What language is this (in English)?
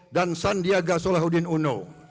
Indonesian